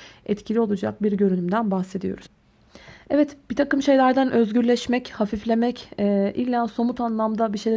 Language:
Turkish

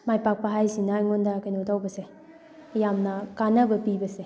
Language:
Manipuri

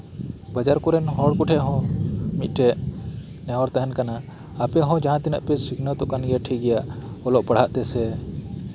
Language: Santali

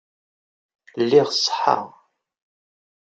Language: Kabyle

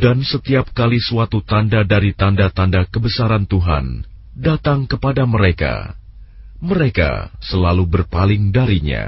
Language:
Indonesian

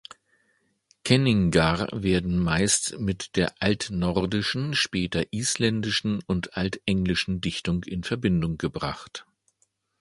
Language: German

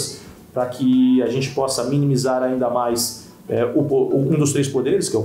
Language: Portuguese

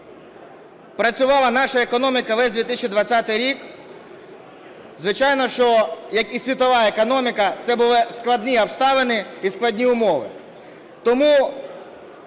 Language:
Ukrainian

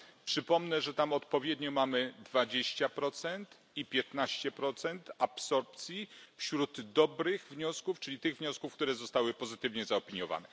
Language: Polish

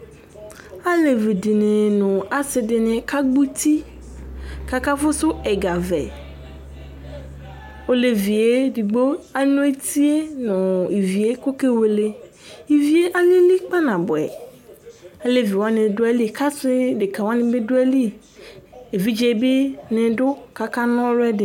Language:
Ikposo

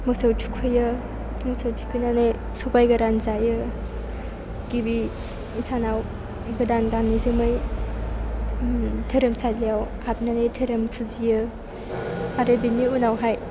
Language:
Bodo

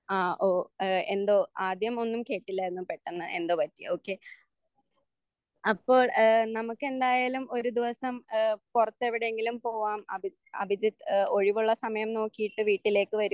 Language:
Malayalam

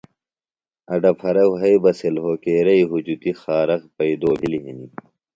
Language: Phalura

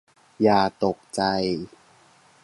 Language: Thai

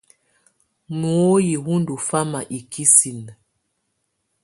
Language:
Tunen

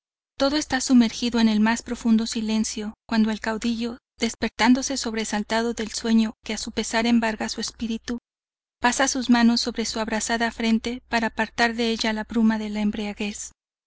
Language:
Spanish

